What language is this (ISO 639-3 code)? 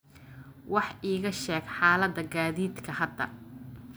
som